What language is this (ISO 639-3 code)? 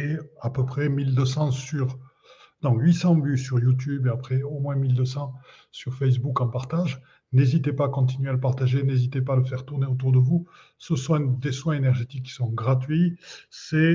fra